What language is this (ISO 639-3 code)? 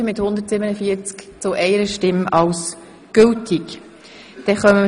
gsw